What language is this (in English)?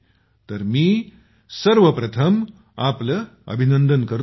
Marathi